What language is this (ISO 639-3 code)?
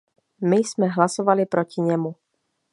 ces